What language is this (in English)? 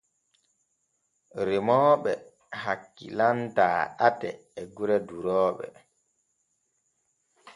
Borgu Fulfulde